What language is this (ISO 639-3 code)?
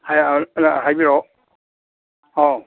mni